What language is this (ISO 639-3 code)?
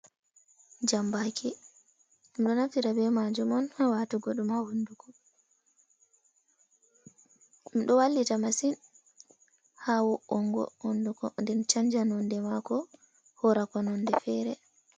ful